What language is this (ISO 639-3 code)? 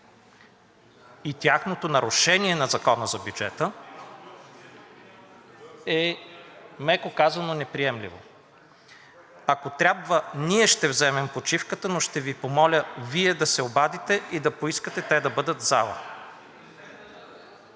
bul